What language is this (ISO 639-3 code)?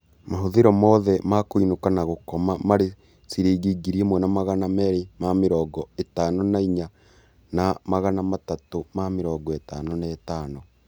kik